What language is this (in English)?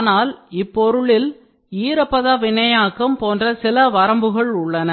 Tamil